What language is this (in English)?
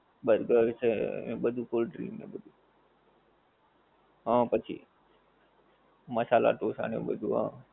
Gujarati